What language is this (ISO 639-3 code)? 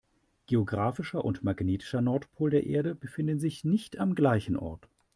deu